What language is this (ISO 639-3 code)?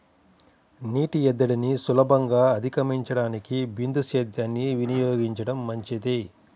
tel